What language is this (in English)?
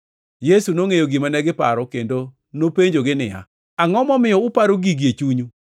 Luo (Kenya and Tanzania)